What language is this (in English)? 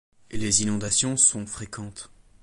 French